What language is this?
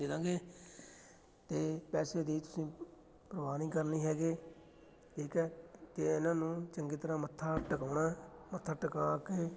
Punjabi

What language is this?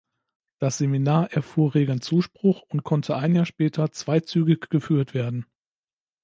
German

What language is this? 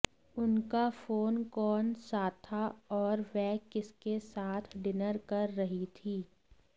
Hindi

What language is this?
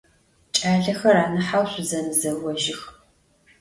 Adyghe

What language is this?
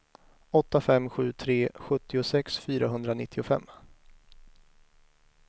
Swedish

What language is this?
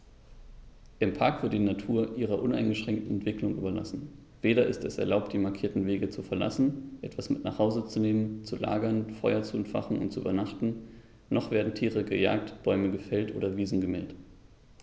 German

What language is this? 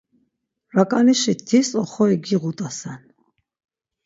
Laz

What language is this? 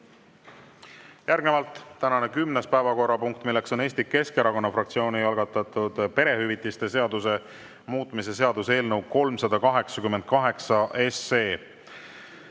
Estonian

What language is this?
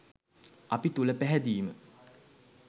Sinhala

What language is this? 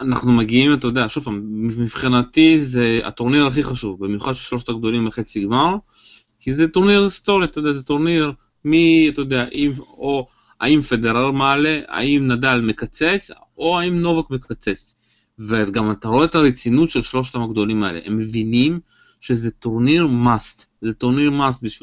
Hebrew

